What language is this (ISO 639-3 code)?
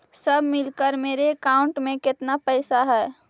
mag